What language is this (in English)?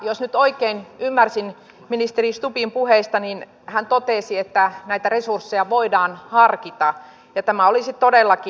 Finnish